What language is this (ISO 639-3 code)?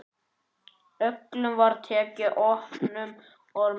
isl